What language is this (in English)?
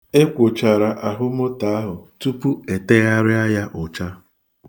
Igbo